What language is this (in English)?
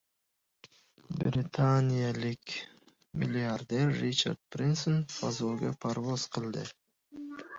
Uzbek